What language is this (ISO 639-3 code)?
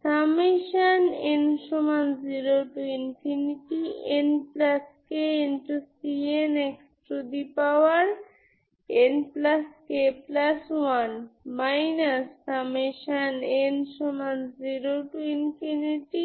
ben